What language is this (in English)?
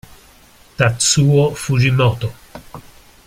Italian